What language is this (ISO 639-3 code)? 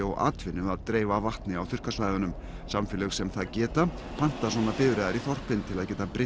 isl